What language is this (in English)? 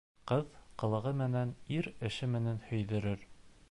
Bashkir